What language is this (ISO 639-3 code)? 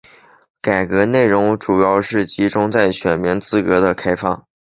zho